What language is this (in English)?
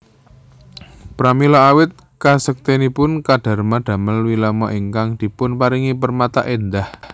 Javanese